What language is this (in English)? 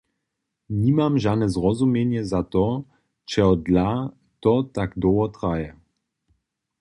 Upper Sorbian